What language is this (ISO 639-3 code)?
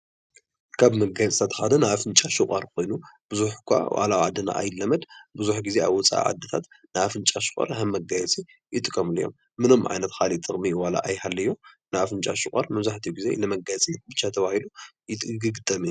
tir